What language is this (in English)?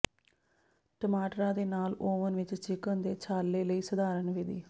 Punjabi